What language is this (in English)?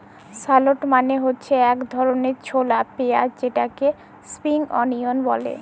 Bangla